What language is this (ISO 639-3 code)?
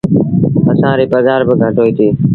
sbn